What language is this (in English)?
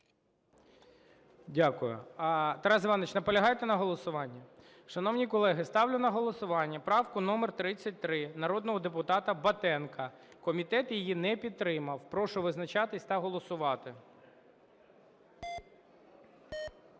Ukrainian